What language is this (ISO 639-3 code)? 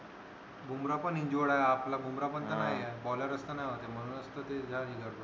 mar